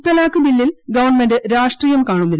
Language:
Malayalam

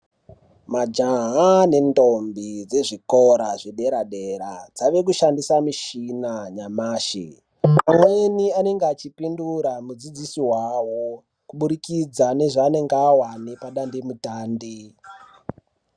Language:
Ndau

